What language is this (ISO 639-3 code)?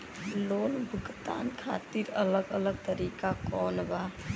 bho